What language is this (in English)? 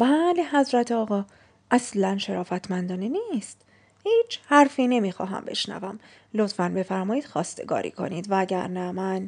Persian